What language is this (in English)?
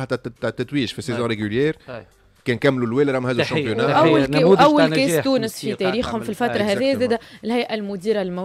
Arabic